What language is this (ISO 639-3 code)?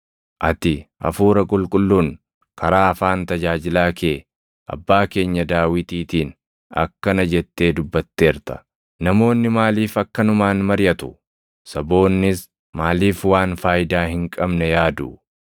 orm